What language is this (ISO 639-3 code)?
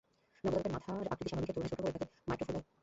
ben